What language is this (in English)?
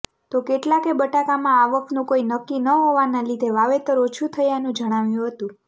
Gujarati